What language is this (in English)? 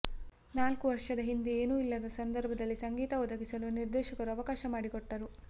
Kannada